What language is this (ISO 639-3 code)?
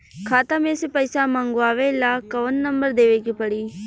bho